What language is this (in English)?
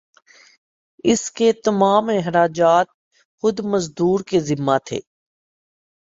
Urdu